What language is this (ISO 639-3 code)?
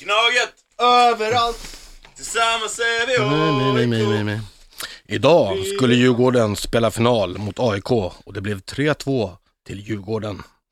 swe